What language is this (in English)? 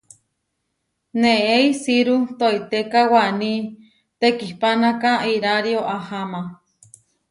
Huarijio